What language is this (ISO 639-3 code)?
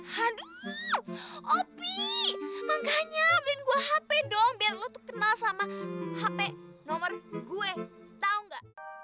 ind